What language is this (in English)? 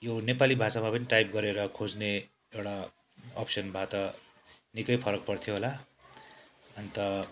Nepali